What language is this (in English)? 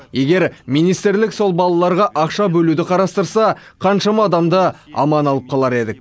Kazakh